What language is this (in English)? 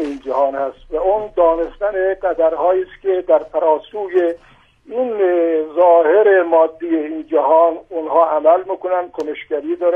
Persian